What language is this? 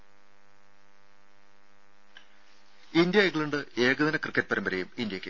Malayalam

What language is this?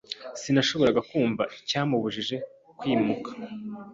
Kinyarwanda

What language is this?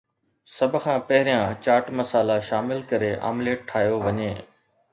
Sindhi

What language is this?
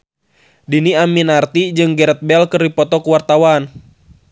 Sundanese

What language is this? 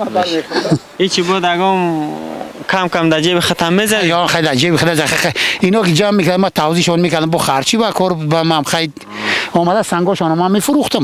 Persian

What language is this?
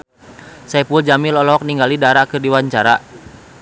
Sundanese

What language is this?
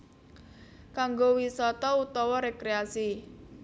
Javanese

